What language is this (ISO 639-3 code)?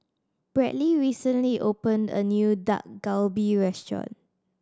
eng